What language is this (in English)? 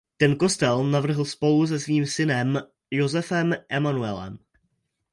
Czech